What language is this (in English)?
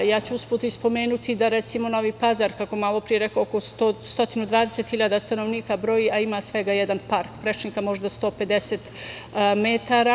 Serbian